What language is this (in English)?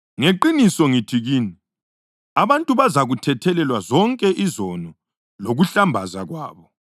North Ndebele